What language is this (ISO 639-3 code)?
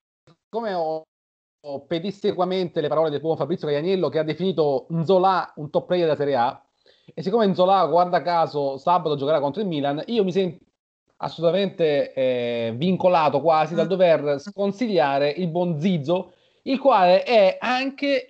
ita